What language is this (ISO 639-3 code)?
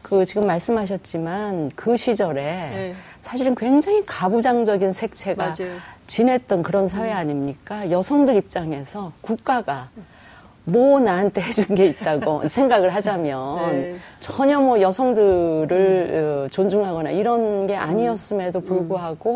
kor